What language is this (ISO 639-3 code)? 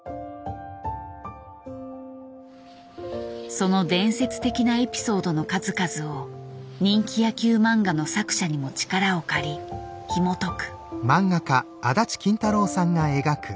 jpn